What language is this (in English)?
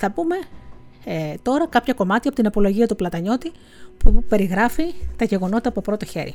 Greek